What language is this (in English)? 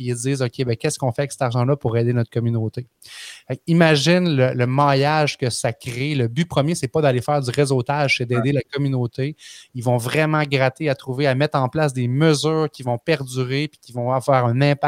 French